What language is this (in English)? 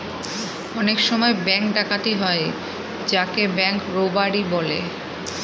Bangla